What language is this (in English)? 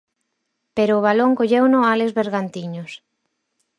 Galician